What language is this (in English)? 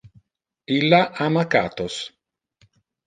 Interlingua